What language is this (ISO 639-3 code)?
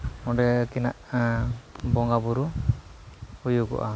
sat